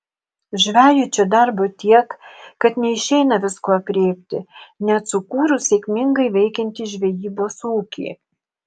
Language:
Lithuanian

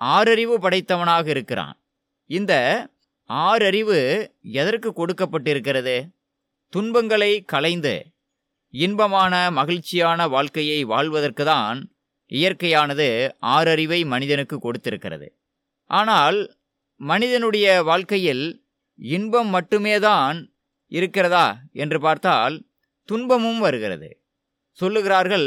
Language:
Tamil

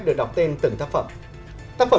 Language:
Vietnamese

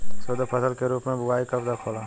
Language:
Bhojpuri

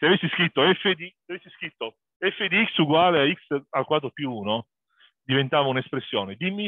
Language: Italian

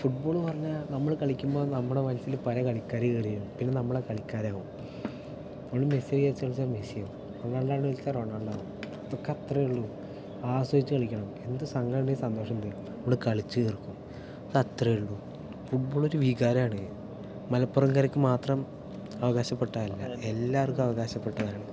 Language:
Malayalam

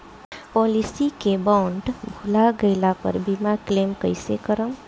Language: Bhojpuri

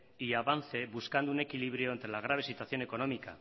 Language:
Spanish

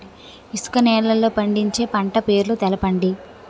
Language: Telugu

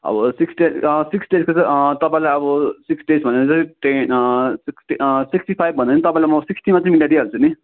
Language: Nepali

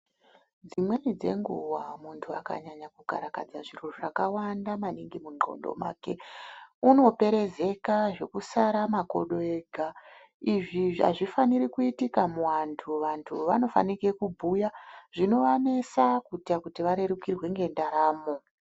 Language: Ndau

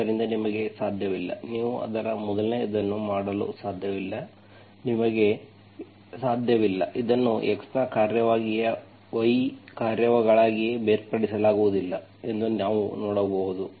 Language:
Kannada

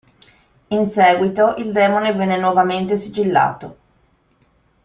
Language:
Italian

